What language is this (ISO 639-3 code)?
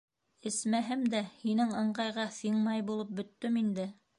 bak